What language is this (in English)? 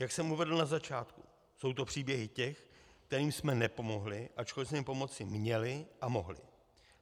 Czech